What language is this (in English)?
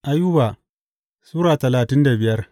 Hausa